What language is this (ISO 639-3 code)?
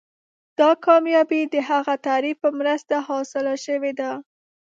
pus